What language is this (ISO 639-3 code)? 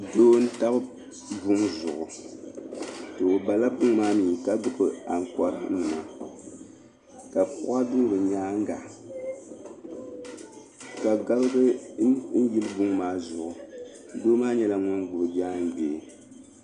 dag